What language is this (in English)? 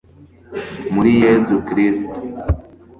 Kinyarwanda